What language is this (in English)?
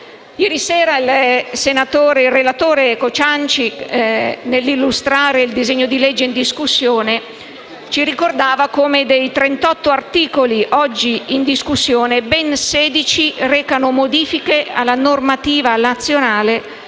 Italian